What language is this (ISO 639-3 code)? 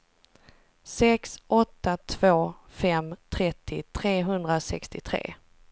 swe